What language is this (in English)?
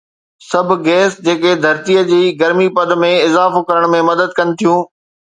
Sindhi